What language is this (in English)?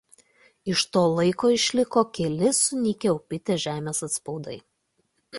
Lithuanian